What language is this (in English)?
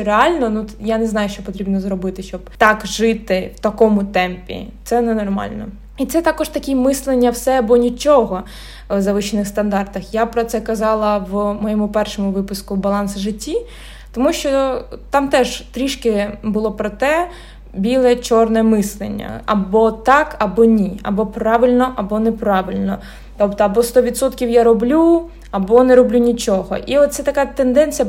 Ukrainian